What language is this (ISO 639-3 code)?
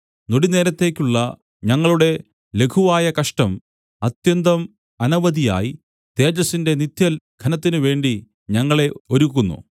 mal